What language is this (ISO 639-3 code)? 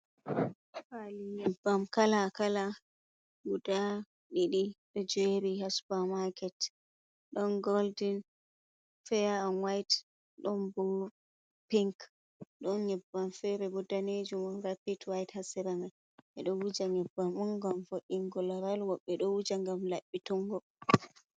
ful